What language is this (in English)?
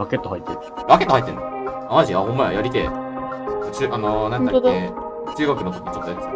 Japanese